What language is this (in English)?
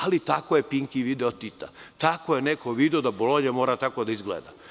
Serbian